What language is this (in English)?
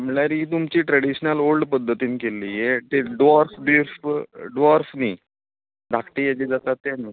Konkani